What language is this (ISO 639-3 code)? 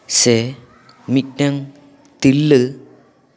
sat